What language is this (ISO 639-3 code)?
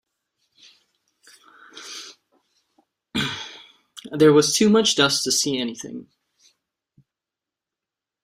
eng